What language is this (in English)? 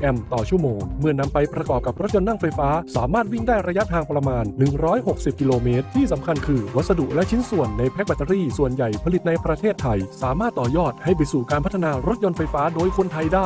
Thai